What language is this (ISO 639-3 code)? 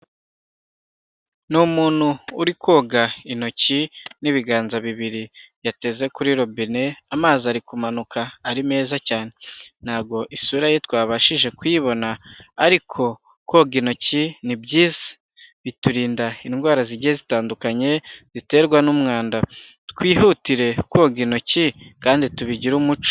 kin